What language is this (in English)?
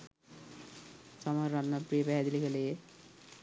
Sinhala